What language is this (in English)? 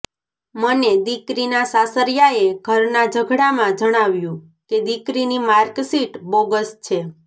Gujarati